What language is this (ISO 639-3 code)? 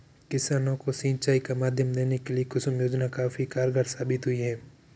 hin